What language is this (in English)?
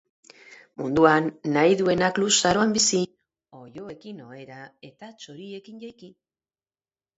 Basque